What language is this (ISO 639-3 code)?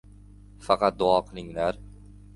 uzb